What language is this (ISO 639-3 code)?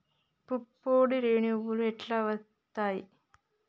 tel